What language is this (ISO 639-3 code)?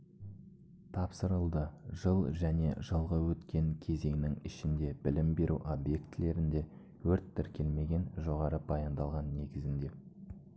kaz